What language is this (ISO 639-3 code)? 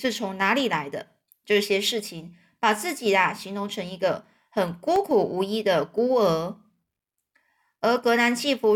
zho